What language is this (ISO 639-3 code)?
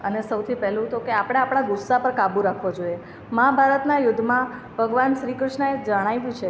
guj